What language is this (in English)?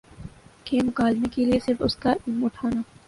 Urdu